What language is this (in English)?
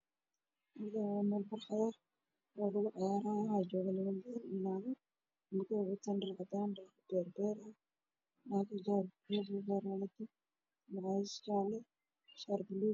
Somali